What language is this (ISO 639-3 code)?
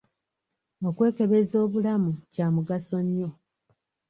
lug